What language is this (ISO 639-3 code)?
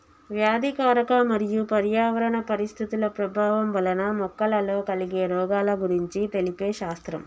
tel